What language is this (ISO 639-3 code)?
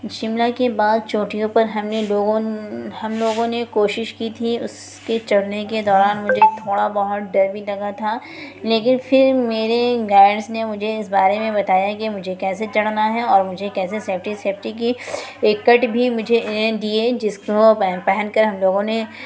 urd